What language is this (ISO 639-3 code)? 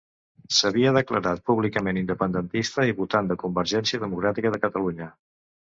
cat